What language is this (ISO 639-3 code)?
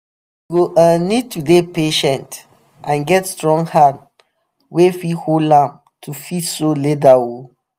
pcm